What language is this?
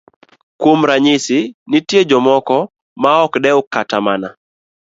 Luo (Kenya and Tanzania)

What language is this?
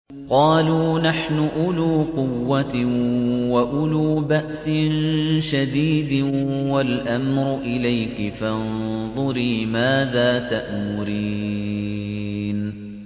Arabic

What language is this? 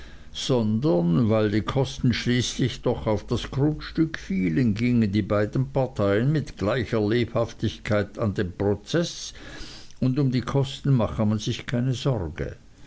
German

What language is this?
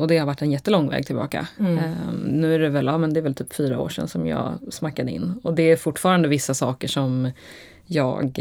Swedish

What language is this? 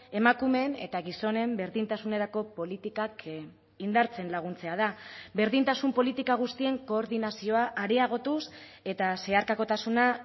Basque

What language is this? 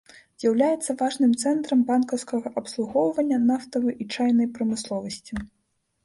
Belarusian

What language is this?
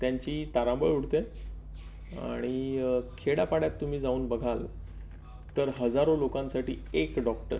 Marathi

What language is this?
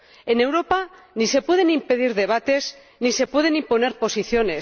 Spanish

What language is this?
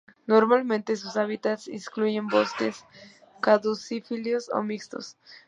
Spanish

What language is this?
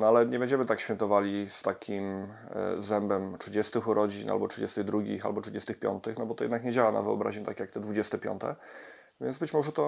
Polish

